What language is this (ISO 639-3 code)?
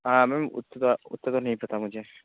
hin